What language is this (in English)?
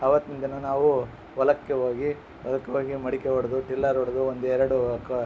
Kannada